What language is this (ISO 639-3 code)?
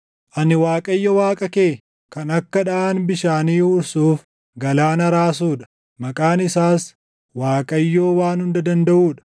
orm